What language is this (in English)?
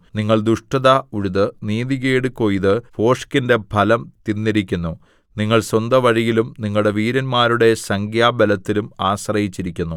Malayalam